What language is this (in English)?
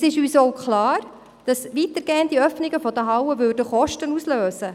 Swiss German